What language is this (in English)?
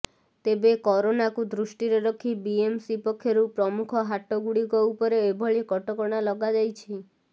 Odia